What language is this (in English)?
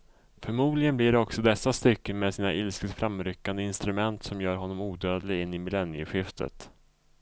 Swedish